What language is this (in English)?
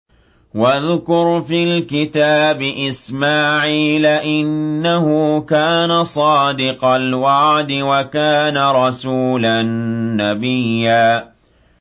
Arabic